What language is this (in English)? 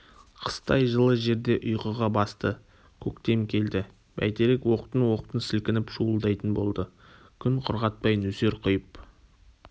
Kazakh